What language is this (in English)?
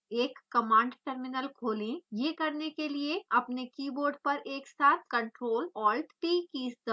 Hindi